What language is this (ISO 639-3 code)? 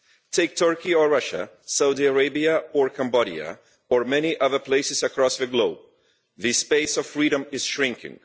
eng